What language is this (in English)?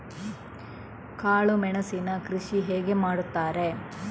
Kannada